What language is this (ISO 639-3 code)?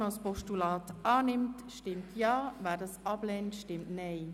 gsw